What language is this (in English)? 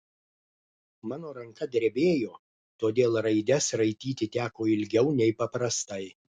Lithuanian